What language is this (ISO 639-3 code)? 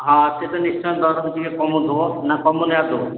ori